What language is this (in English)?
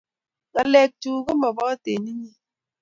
Kalenjin